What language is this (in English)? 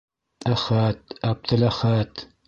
Bashkir